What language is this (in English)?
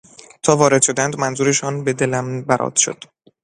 Persian